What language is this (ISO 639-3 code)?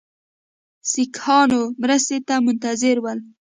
pus